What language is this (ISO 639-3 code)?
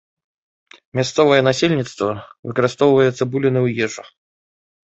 bel